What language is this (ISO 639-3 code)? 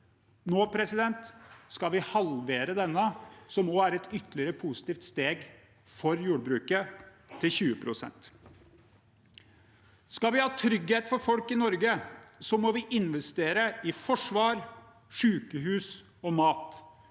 nor